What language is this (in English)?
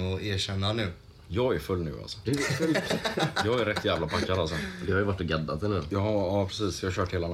Swedish